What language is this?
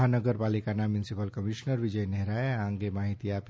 Gujarati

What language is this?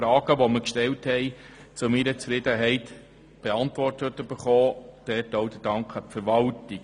Swiss German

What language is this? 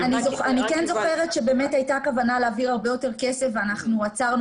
Hebrew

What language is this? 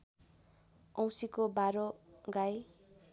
Nepali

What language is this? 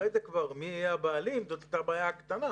Hebrew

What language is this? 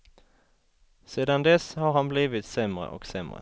Swedish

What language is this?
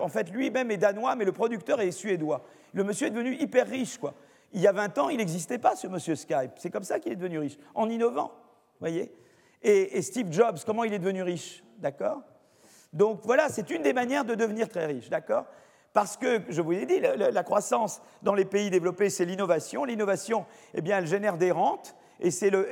French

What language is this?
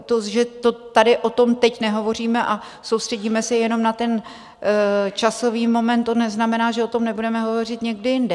Czech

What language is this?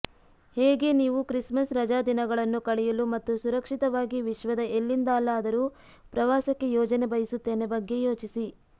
Kannada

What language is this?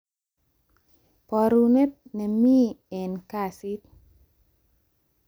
Kalenjin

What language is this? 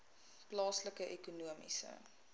Afrikaans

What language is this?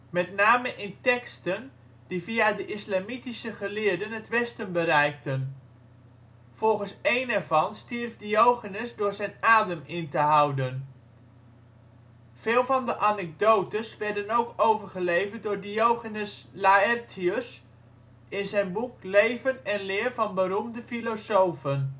Dutch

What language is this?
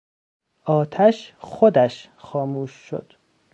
Persian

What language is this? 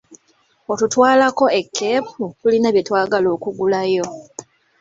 Ganda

